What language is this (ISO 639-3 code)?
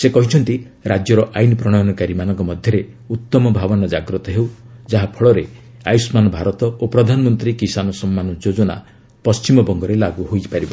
ori